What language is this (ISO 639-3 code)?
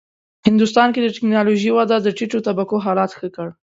pus